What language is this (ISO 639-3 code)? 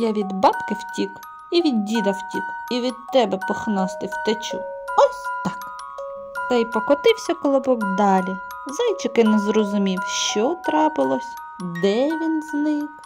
ukr